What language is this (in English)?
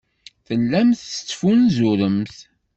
Kabyle